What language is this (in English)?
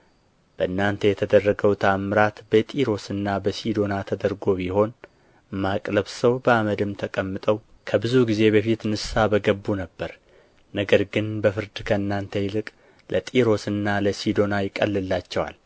Amharic